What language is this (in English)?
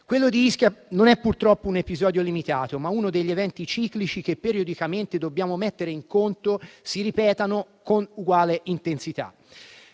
Italian